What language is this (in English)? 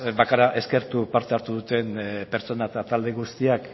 Basque